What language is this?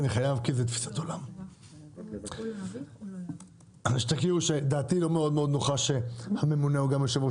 Hebrew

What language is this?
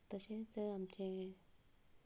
Konkani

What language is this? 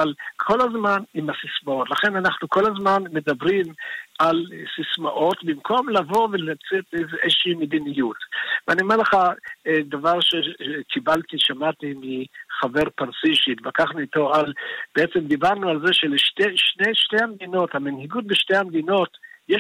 Hebrew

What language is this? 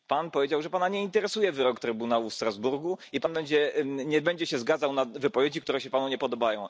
Polish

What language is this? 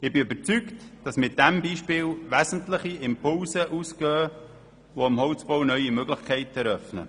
Swiss German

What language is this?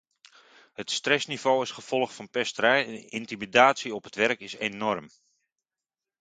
Dutch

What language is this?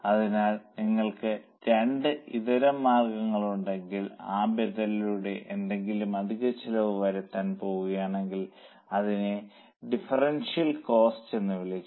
Malayalam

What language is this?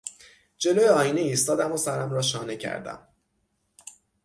Persian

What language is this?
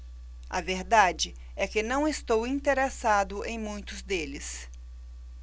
Portuguese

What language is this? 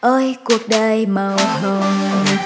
Vietnamese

